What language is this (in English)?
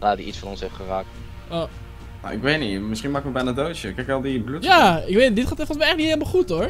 Dutch